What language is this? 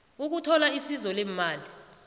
South Ndebele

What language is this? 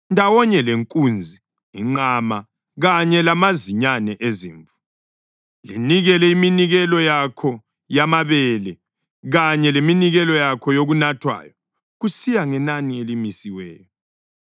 North Ndebele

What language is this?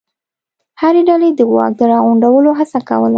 Pashto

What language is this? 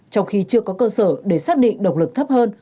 Vietnamese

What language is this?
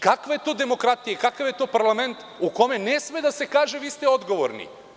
Serbian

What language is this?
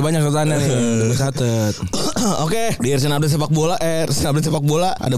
Indonesian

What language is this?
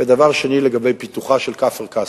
Hebrew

